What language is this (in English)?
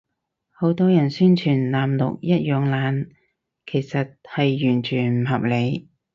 Cantonese